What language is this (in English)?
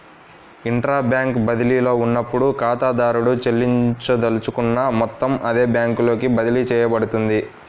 Telugu